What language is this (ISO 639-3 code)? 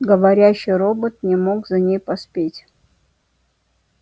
rus